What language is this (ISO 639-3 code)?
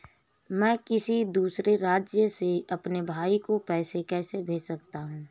hin